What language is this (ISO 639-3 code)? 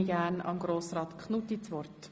gsw